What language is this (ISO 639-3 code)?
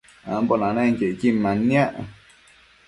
mcf